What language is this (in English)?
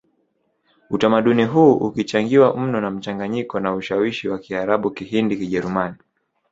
Swahili